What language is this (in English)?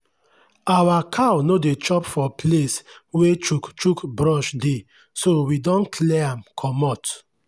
Nigerian Pidgin